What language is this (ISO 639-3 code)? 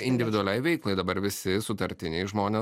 lit